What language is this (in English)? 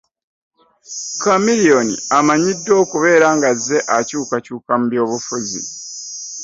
Ganda